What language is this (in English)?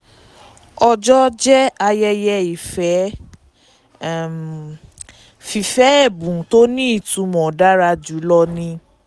Yoruba